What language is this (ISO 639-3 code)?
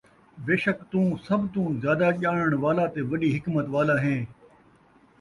skr